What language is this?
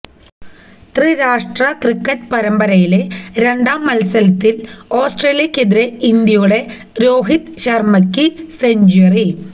Malayalam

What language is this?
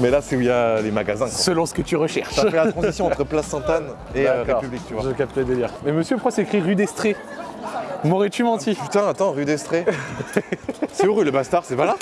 French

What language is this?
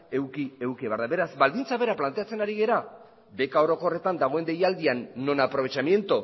Basque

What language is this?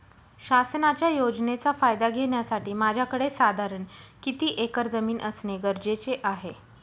Marathi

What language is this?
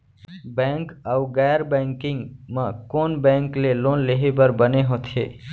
Chhattisgarhi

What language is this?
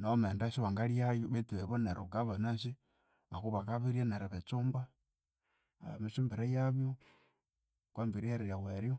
Konzo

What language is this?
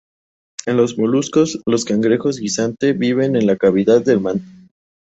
Spanish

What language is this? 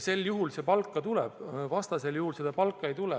Estonian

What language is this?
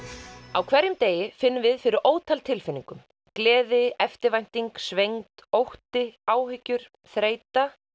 Icelandic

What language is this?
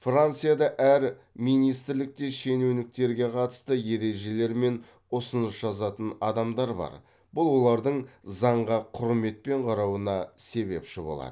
Kazakh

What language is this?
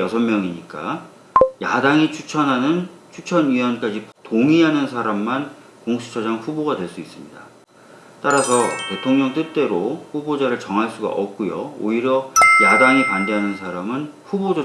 Korean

